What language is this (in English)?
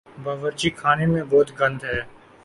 Urdu